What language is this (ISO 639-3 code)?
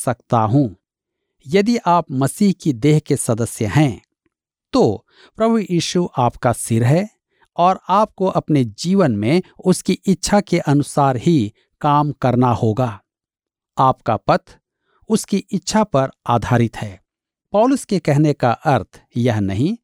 hin